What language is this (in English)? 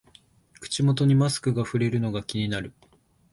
Japanese